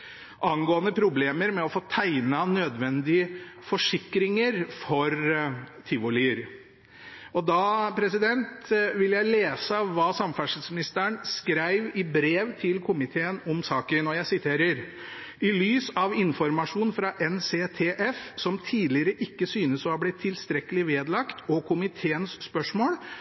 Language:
Norwegian Bokmål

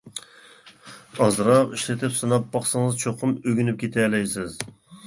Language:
Uyghur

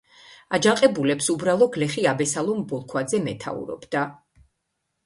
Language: Georgian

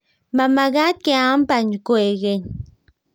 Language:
Kalenjin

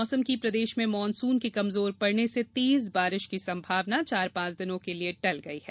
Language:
Hindi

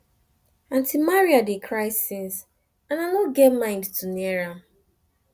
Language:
Nigerian Pidgin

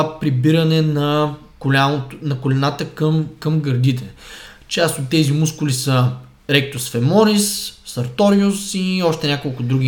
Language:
Bulgarian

